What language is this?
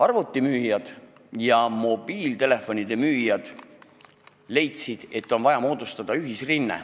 Estonian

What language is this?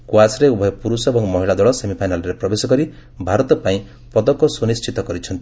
Odia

